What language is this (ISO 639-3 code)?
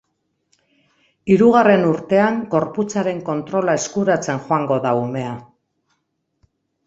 eus